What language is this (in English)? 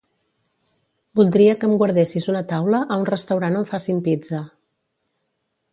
Catalan